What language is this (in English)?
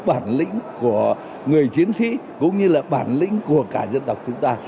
Vietnamese